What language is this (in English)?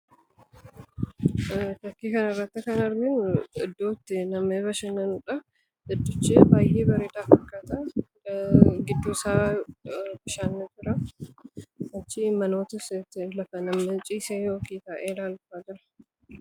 Oromo